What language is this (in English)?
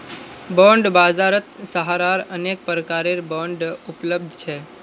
Magahi